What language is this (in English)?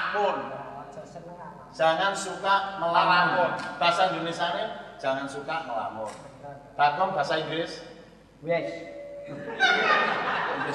Indonesian